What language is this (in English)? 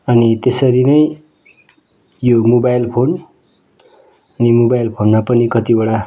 Nepali